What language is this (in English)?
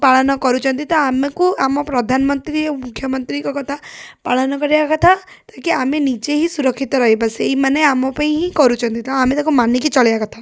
Odia